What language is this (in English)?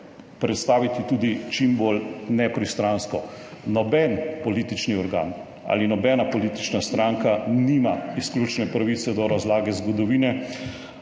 Slovenian